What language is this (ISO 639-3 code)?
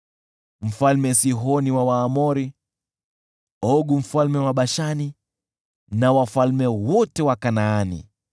swa